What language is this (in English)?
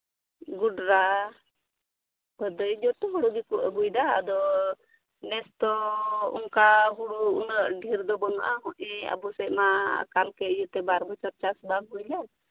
Santali